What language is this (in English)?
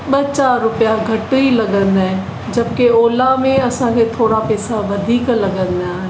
Sindhi